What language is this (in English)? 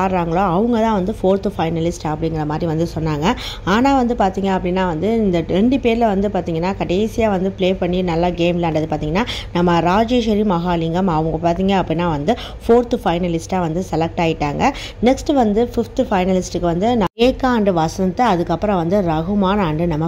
Arabic